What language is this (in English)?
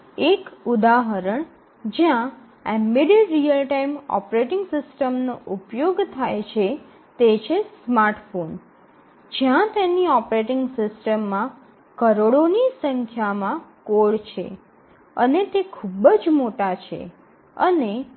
Gujarati